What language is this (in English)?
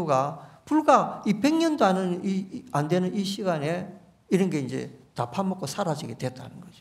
Korean